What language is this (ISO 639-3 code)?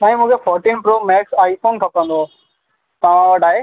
snd